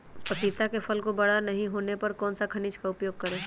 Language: Magahi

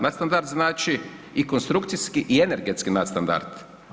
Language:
Croatian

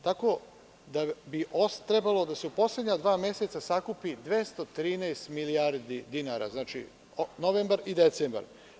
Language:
Serbian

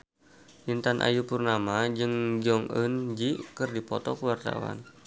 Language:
Sundanese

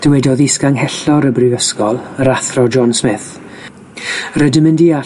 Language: Welsh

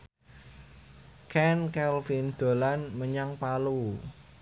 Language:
Javanese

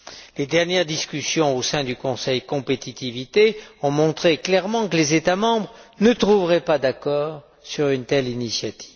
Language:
French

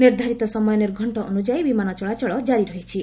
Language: Odia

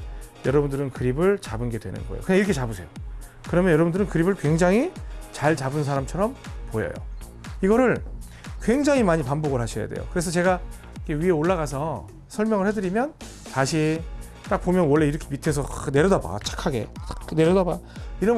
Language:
Korean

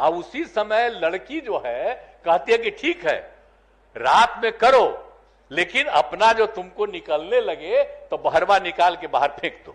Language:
Hindi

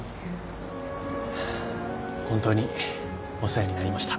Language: Japanese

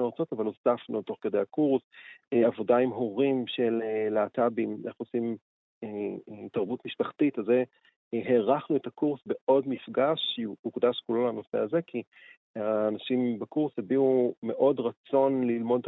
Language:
Hebrew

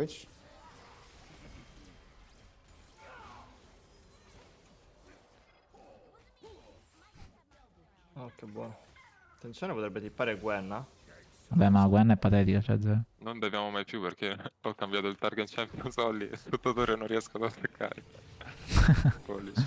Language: Italian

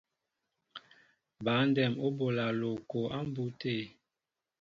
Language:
Mbo (Cameroon)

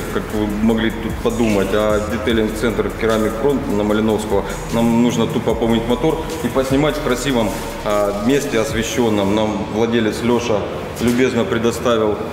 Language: Russian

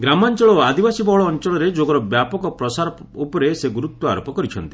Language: Odia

